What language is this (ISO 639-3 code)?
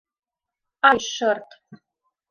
chm